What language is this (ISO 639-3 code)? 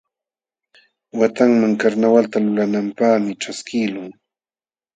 qxw